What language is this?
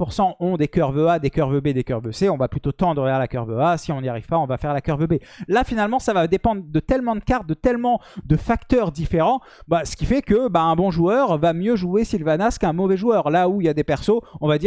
French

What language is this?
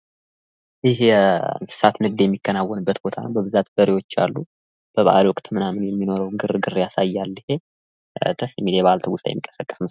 Amharic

